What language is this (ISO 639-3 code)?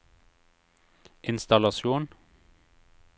nor